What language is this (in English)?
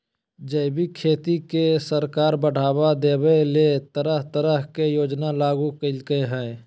Magahi